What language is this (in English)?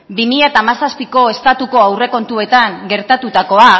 Basque